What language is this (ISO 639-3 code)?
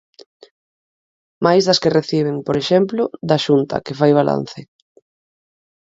glg